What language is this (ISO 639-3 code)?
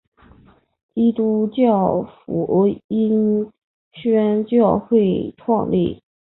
zho